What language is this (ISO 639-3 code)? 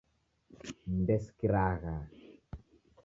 dav